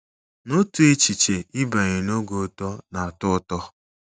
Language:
Igbo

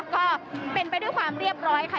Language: Thai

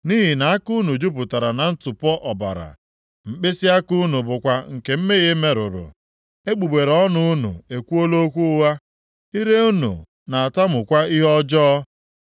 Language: Igbo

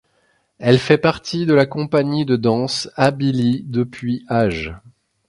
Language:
French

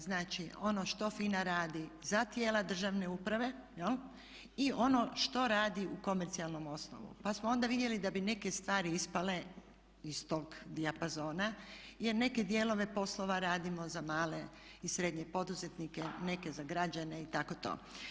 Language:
Croatian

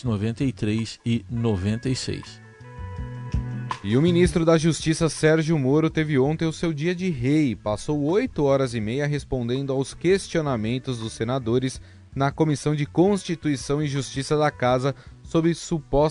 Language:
Portuguese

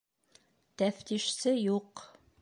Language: Bashkir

